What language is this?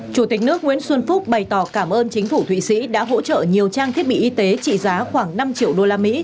Vietnamese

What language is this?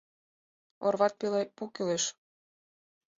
Mari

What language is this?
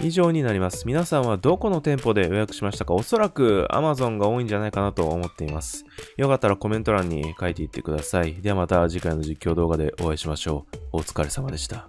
Japanese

